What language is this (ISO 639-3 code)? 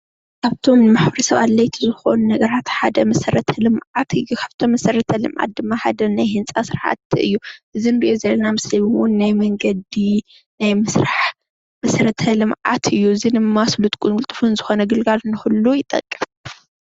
tir